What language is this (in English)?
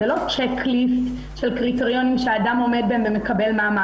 Hebrew